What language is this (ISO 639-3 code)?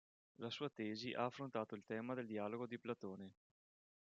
ita